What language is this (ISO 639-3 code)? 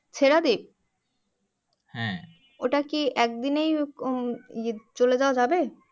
ben